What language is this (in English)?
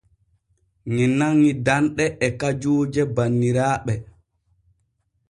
Borgu Fulfulde